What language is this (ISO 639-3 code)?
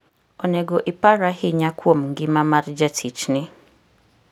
luo